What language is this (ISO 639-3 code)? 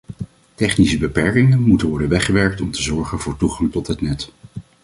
nld